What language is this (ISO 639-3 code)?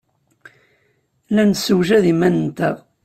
kab